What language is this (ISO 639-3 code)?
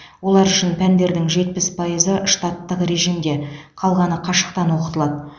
kaz